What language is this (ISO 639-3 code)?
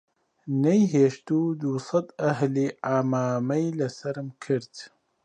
ckb